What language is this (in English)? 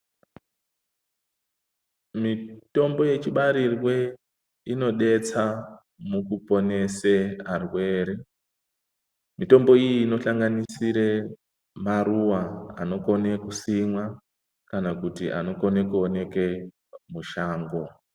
Ndau